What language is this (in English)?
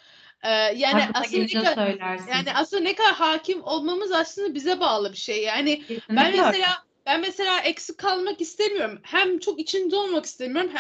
Turkish